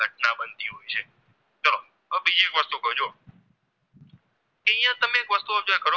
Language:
Gujarati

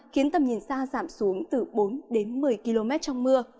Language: Vietnamese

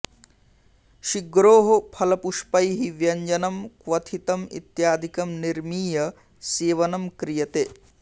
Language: Sanskrit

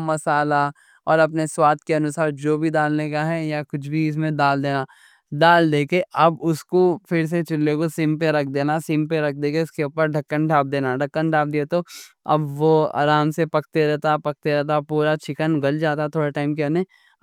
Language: Deccan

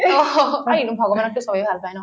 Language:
Assamese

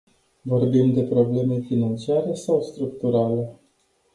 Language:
Romanian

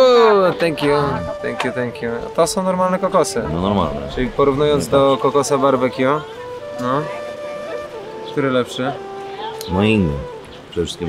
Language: Polish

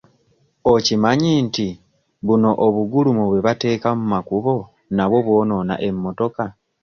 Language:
Ganda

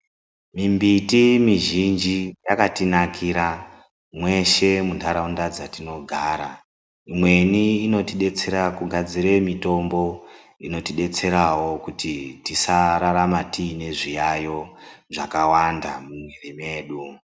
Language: Ndau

